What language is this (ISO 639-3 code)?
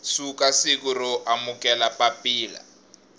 tso